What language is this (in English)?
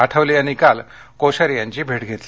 Marathi